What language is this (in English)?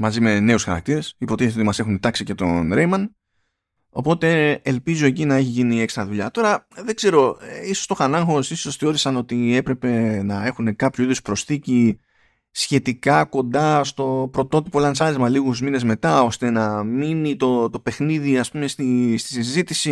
Greek